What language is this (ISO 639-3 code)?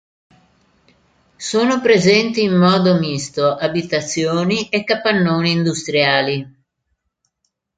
ita